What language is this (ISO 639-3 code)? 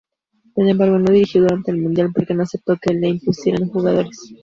spa